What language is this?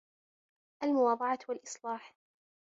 Arabic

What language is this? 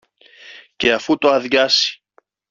Greek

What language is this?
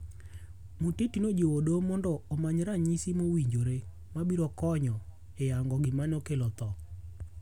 Luo (Kenya and Tanzania)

